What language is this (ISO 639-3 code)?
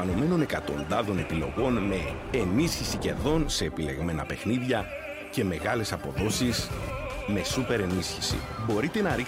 ell